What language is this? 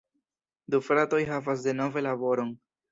Esperanto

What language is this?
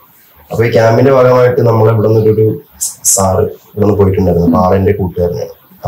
Malayalam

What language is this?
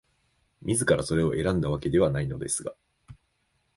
Japanese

